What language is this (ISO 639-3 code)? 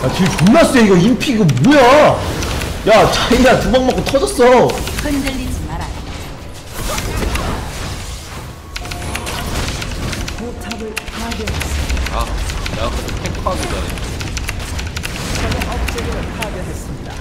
kor